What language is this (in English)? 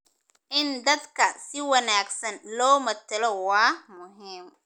Somali